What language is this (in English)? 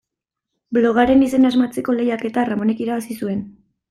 Basque